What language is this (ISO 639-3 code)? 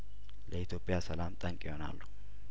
amh